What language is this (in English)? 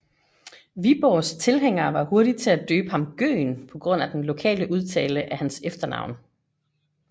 Danish